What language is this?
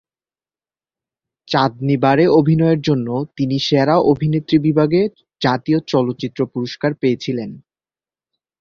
Bangla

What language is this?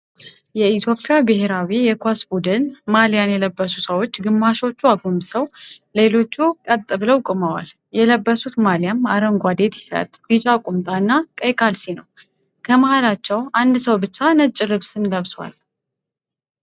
Amharic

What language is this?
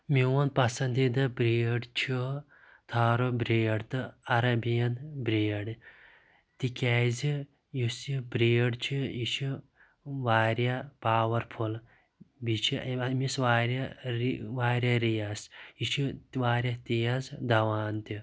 Kashmiri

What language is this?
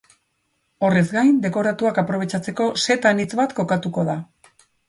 Basque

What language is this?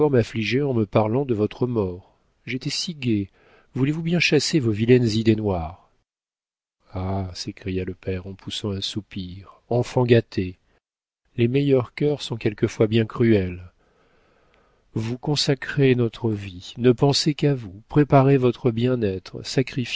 French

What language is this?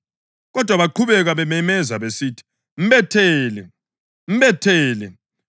North Ndebele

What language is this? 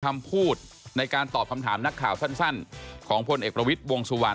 Thai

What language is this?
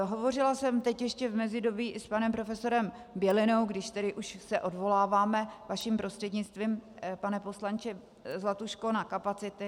Czech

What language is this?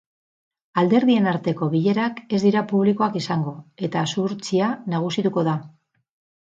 Basque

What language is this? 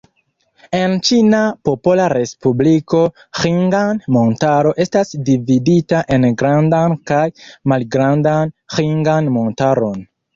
Esperanto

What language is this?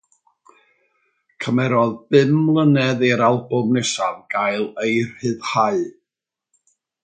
Welsh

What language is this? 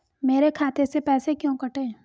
Hindi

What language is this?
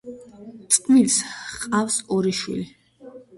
Georgian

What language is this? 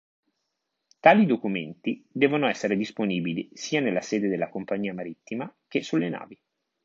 Italian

